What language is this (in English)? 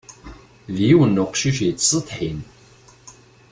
Kabyle